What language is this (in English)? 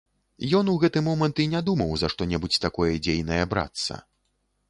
Belarusian